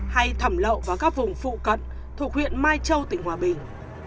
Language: Vietnamese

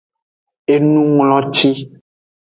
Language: Aja (Benin)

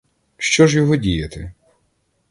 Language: Ukrainian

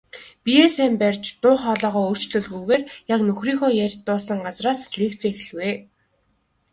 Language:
Mongolian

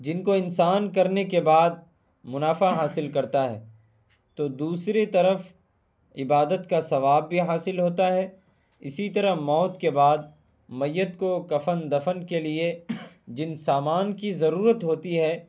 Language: Urdu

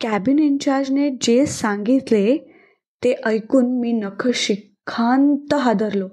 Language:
Marathi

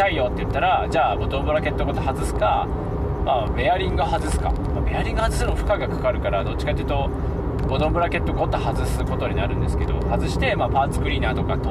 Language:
Japanese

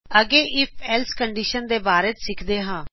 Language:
Punjabi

